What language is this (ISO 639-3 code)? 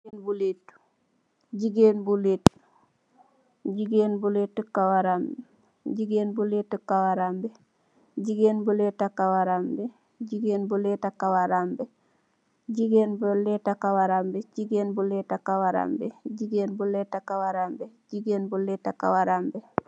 wol